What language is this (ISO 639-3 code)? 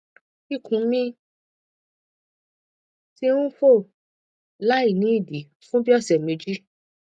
yor